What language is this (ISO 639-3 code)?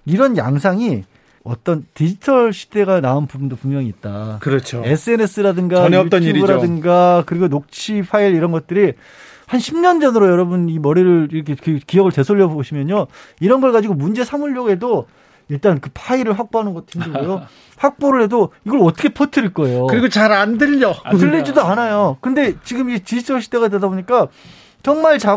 kor